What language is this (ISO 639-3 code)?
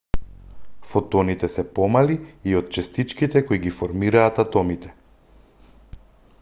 mkd